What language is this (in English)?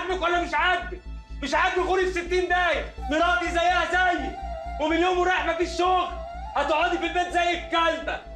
Arabic